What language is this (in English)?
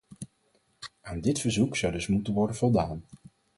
Dutch